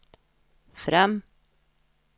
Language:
Norwegian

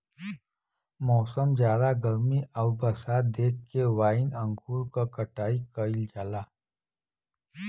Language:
Bhojpuri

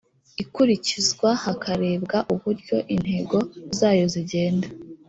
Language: Kinyarwanda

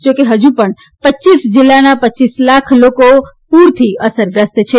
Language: Gujarati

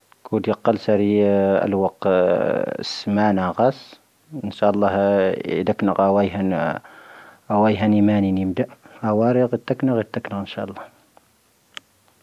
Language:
Tahaggart Tamahaq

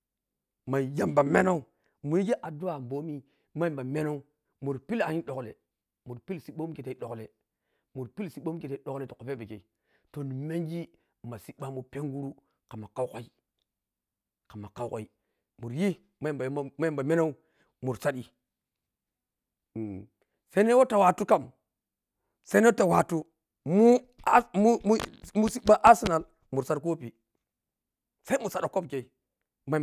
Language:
Piya-Kwonci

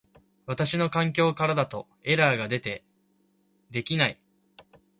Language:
Japanese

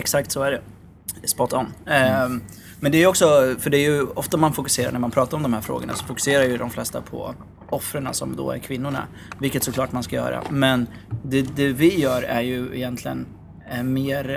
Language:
Swedish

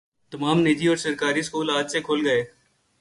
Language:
Urdu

